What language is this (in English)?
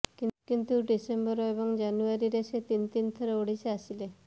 Odia